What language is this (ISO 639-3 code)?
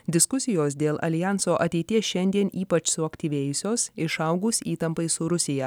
lit